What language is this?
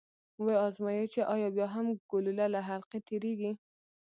Pashto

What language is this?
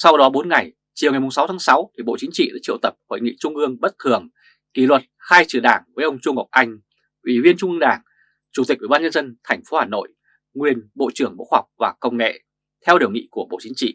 Vietnamese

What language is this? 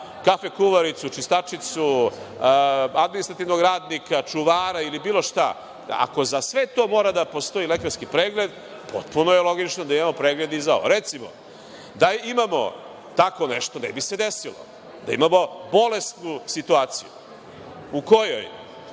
Serbian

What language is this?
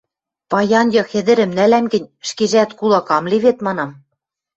Western Mari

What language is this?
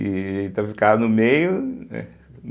Portuguese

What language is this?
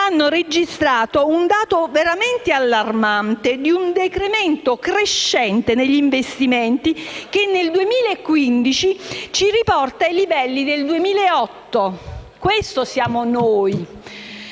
Italian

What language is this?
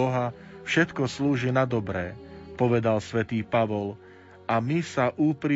Slovak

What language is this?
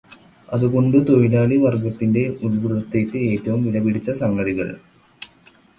Malayalam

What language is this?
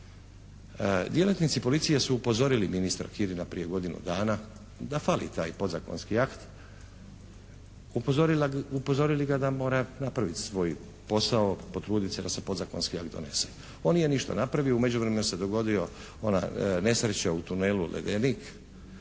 Croatian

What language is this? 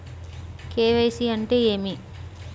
Telugu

